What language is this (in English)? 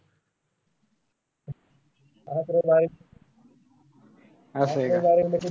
Marathi